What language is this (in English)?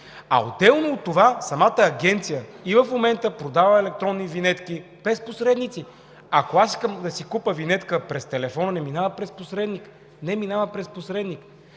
Bulgarian